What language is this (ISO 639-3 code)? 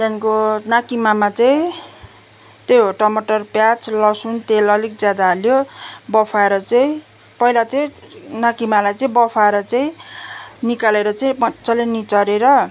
nep